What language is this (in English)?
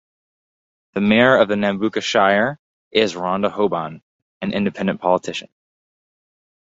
English